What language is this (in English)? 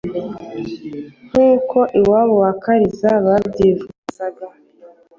Kinyarwanda